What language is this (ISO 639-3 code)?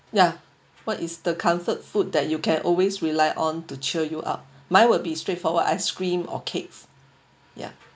eng